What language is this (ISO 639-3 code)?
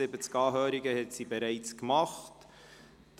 gsw